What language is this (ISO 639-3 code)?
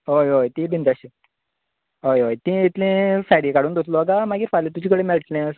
kok